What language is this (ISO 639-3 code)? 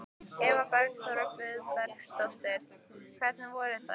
isl